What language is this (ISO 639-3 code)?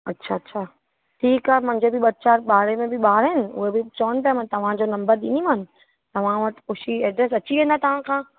snd